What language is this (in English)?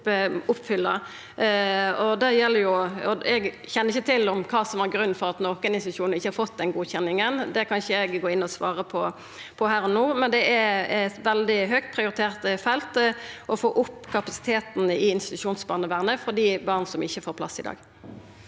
Norwegian